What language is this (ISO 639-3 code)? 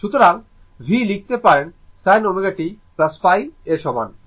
ben